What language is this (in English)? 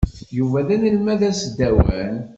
Kabyle